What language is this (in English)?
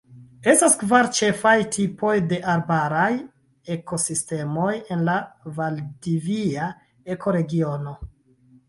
Esperanto